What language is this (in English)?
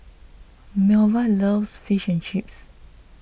English